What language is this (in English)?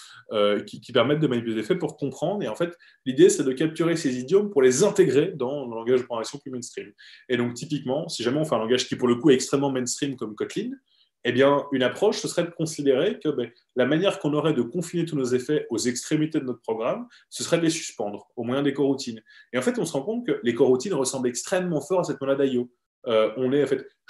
French